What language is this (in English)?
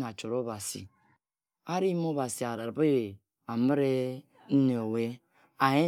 Ejagham